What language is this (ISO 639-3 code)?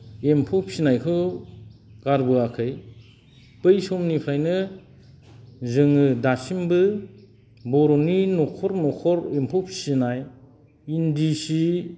brx